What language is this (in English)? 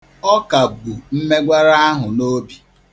Igbo